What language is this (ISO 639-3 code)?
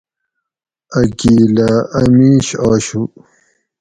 gwc